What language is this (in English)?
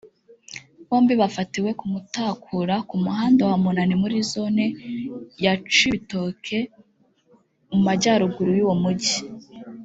Kinyarwanda